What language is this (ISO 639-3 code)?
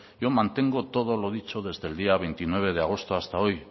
spa